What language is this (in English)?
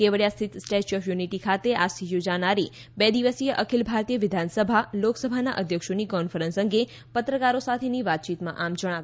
Gujarati